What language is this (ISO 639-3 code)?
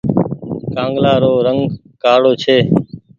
gig